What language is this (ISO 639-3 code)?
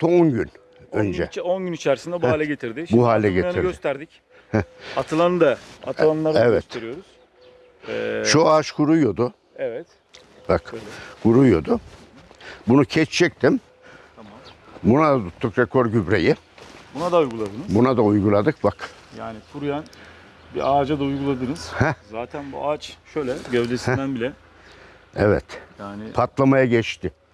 tur